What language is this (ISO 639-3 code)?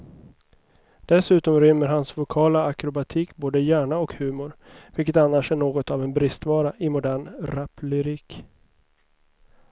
swe